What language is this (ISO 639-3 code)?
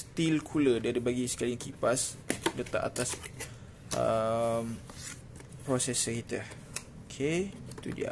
msa